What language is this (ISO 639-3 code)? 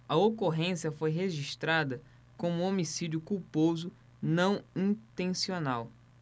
por